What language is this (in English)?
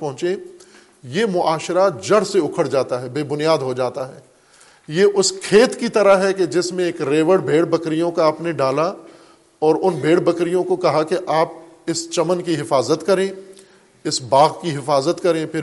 Urdu